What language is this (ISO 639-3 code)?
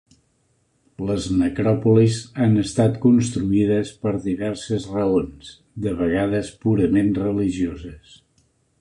cat